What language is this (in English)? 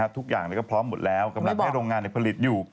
Thai